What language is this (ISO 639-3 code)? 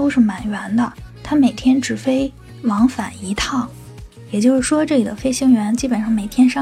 zho